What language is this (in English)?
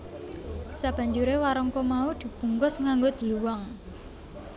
Javanese